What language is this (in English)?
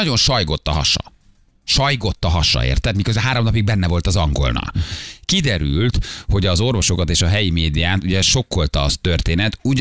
Hungarian